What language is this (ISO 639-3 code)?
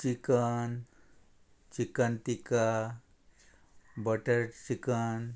kok